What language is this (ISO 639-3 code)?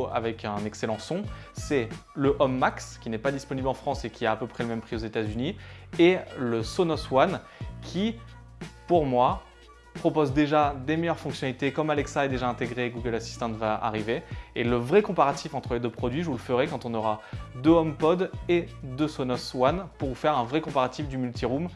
fra